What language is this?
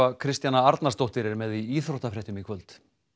Icelandic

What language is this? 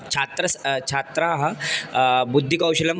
Sanskrit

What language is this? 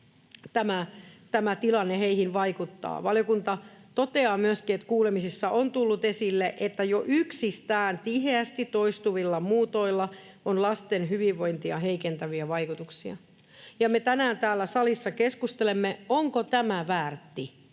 Finnish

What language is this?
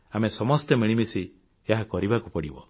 Odia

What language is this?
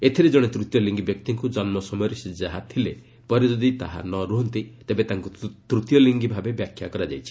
Odia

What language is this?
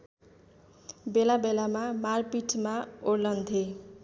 Nepali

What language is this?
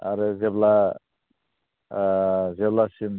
Bodo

